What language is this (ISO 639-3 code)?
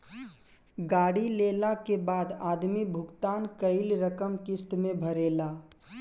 bho